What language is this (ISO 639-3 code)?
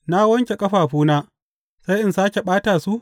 hau